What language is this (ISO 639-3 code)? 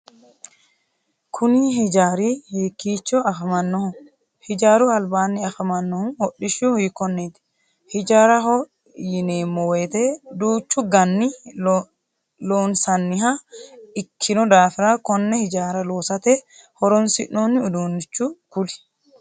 sid